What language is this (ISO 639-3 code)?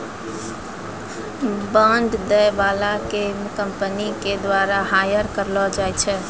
mai